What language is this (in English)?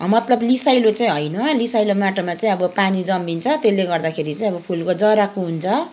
Nepali